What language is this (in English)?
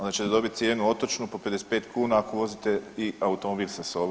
Croatian